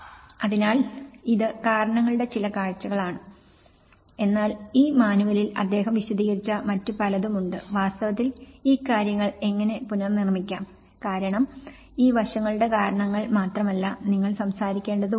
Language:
Malayalam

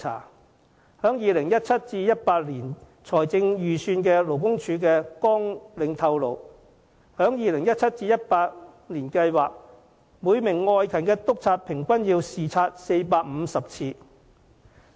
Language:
Cantonese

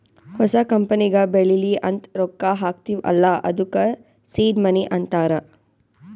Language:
Kannada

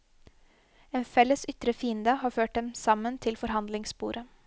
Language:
Norwegian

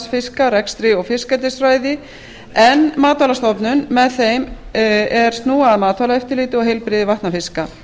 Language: Icelandic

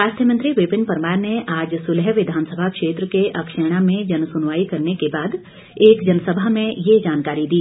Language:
Hindi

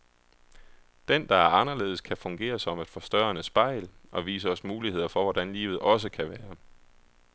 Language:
Danish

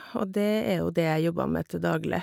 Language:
Norwegian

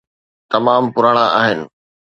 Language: Sindhi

